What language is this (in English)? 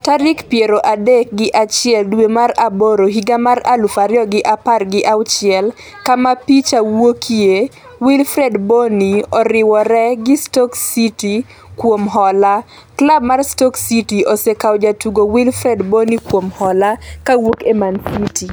Luo (Kenya and Tanzania)